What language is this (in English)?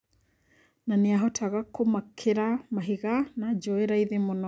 Kikuyu